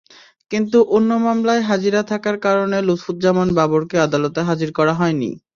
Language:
Bangla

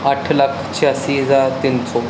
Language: Punjabi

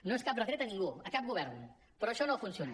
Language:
Catalan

